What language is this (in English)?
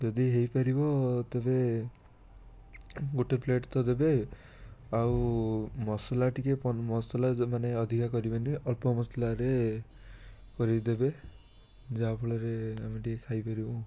Odia